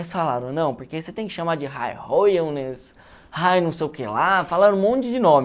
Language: Portuguese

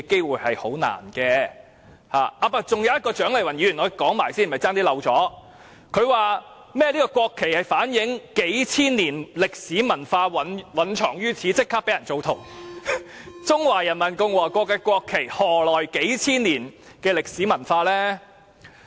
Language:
Cantonese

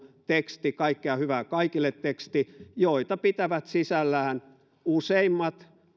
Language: Finnish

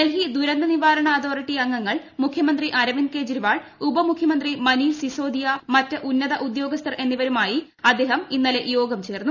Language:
Malayalam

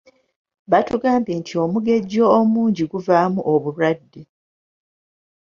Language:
Ganda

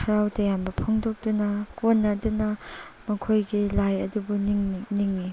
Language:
Manipuri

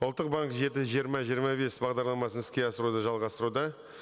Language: Kazakh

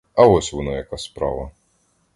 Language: Ukrainian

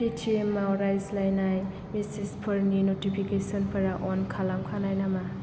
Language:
Bodo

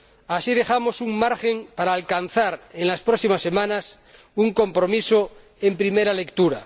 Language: Spanish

